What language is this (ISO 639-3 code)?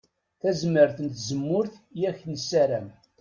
kab